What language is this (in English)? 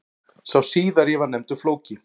Icelandic